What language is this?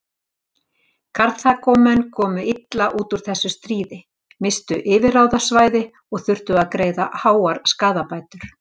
Icelandic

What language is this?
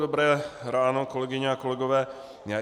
Czech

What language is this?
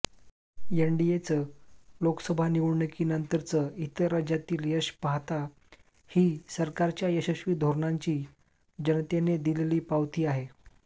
Marathi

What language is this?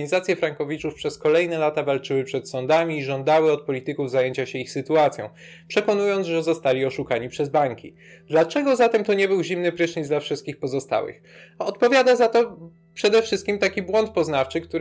Polish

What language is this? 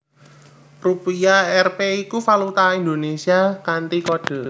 Javanese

